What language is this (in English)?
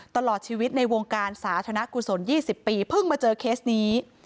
Thai